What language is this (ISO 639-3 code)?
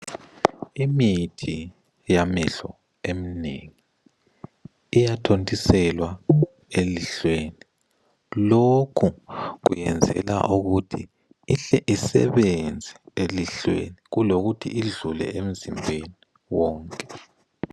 nde